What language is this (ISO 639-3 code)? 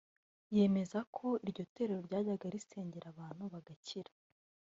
kin